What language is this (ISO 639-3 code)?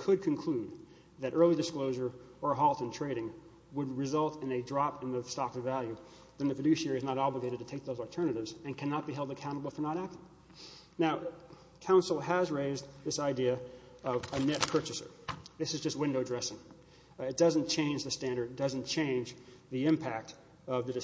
eng